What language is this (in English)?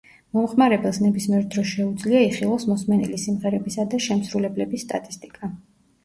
Georgian